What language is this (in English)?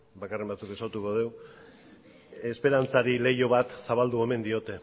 Basque